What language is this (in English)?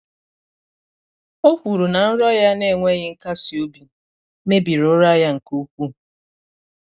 Igbo